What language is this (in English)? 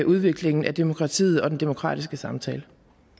Danish